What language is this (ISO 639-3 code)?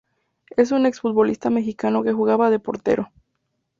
spa